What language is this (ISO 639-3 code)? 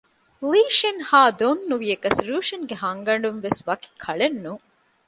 div